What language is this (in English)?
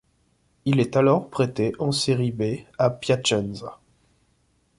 French